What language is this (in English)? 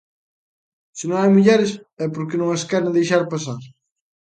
Galician